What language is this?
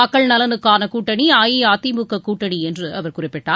Tamil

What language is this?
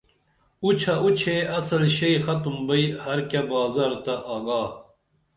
Dameli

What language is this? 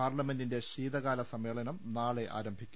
Malayalam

